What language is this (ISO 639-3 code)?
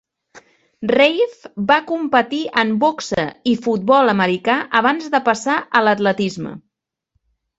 cat